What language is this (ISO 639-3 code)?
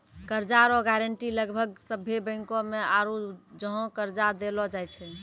mai